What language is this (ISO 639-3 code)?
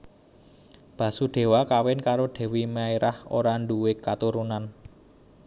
jav